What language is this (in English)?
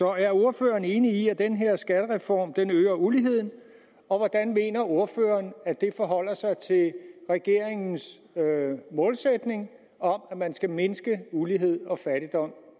Danish